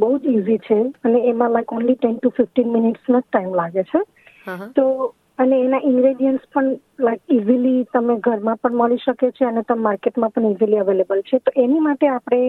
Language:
Gujarati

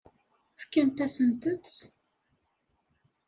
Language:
Kabyle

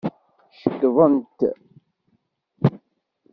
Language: Kabyle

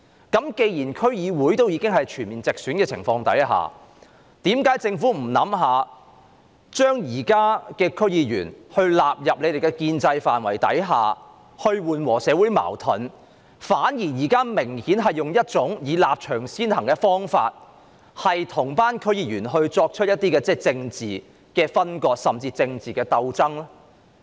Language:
Cantonese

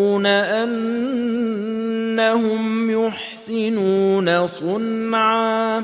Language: Arabic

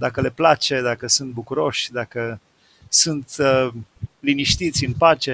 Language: Romanian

